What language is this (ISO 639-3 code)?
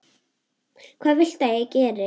isl